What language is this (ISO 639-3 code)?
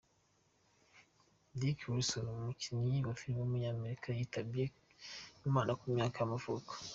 kin